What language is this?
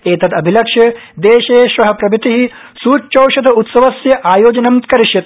Sanskrit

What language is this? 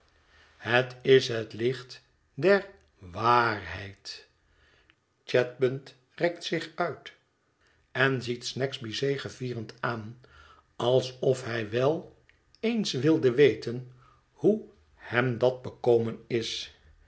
Dutch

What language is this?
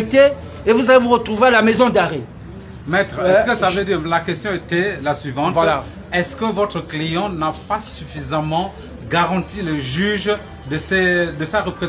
French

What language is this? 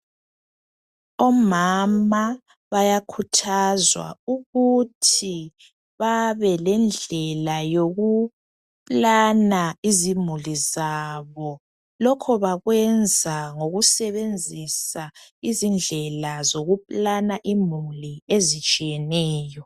North Ndebele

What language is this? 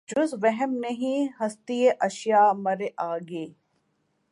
Urdu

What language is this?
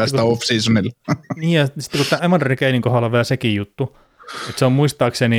Finnish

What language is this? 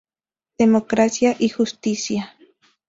Spanish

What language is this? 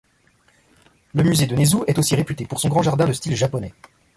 French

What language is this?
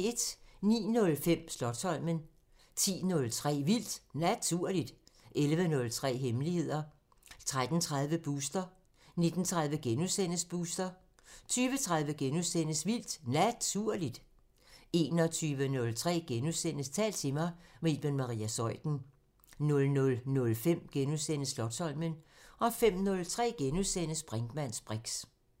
Danish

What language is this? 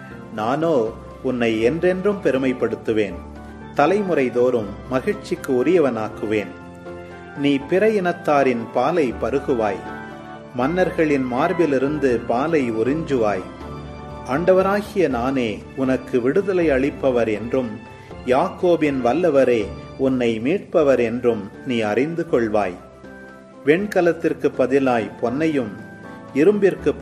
Tamil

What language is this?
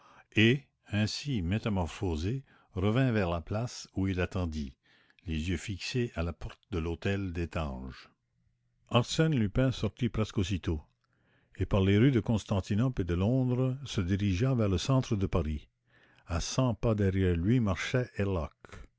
French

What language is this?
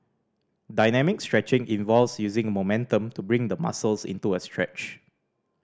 English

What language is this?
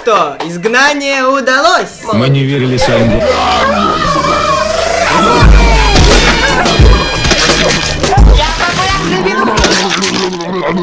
Russian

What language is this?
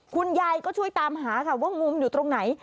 Thai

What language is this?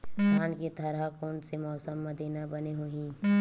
Chhattisgarhi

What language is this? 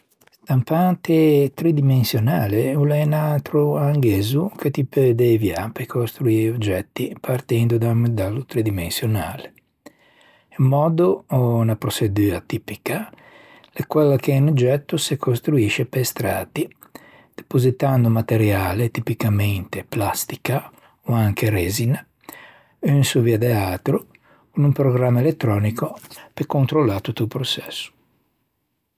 Ligurian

